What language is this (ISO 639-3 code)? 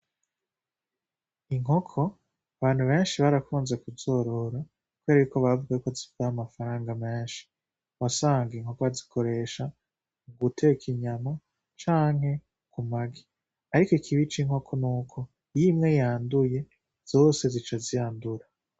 run